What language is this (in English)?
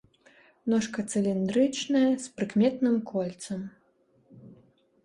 Belarusian